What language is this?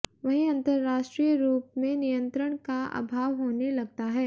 Hindi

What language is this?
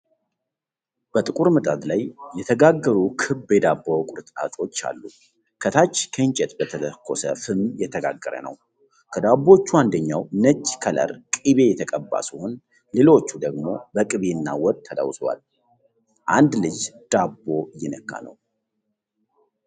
Amharic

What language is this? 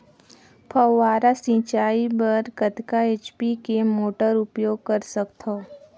Chhattisgarhi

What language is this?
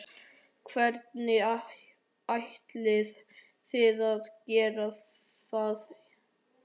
Icelandic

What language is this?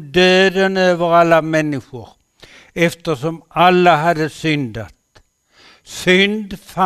Swedish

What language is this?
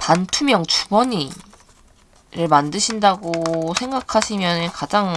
Korean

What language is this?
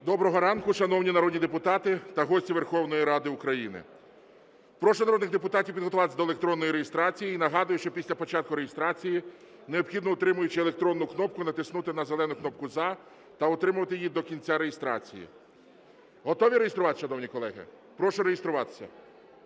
Ukrainian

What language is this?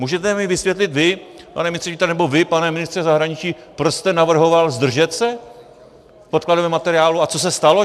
Czech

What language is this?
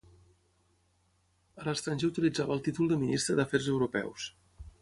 Catalan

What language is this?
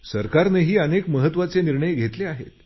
Marathi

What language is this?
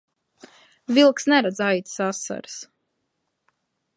Latvian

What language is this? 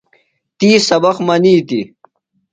Phalura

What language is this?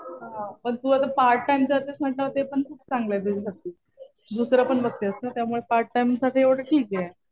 Marathi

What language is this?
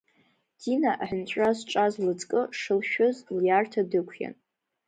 Abkhazian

